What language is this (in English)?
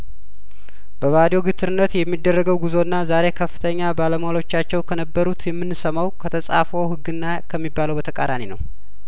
Amharic